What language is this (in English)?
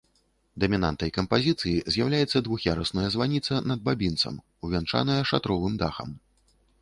Belarusian